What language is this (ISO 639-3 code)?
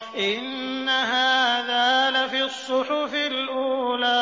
ara